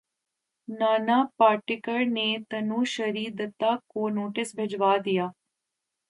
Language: Urdu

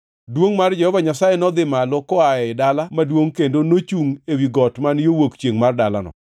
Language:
Luo (Kenya and Tanzania)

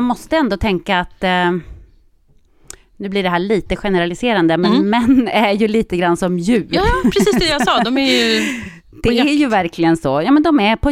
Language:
Swedish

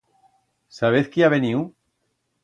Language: Aragonese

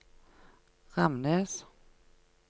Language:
Norwegian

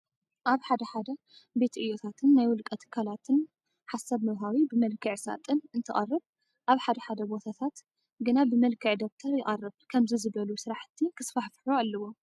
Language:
Tigrinya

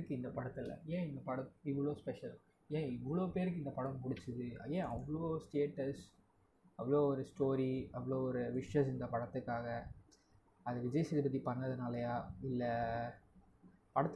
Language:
Tamil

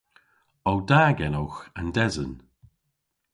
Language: Cornish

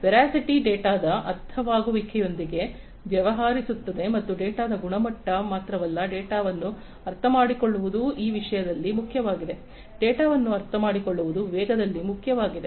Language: Kannada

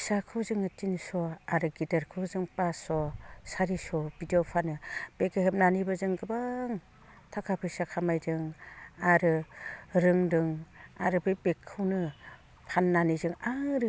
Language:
Bodo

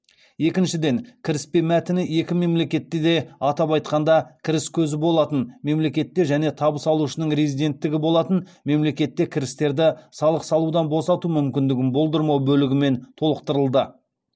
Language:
Kazakh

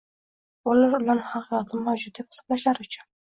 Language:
Uzbek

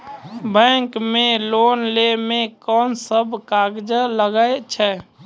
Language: Maithili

